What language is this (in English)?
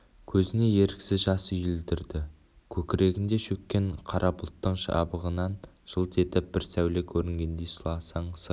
Kazakh